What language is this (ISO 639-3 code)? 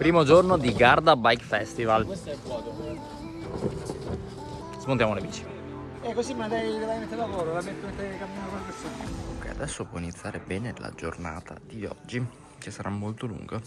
ita